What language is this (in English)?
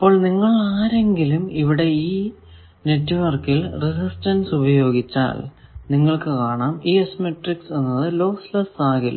Malayalam